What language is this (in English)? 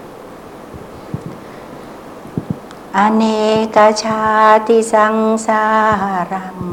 Thai